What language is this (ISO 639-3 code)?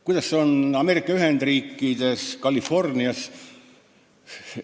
est